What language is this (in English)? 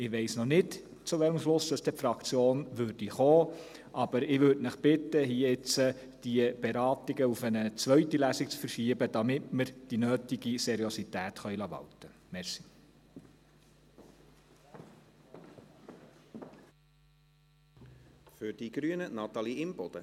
Swiss German